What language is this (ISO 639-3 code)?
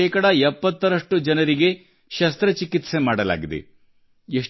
kan